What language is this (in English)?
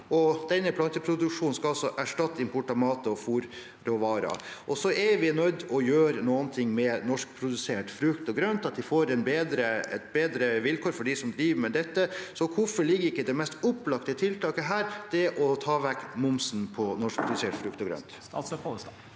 Norwegian